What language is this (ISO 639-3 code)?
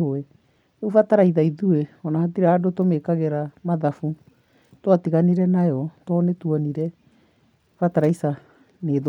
kik